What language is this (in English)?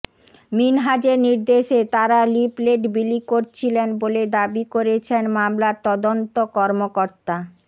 Bangla